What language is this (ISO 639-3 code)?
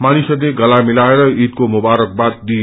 nep